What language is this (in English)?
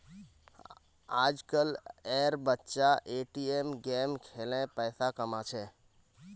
Magahi